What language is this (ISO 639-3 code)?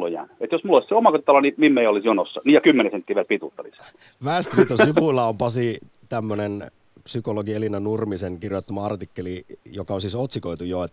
fin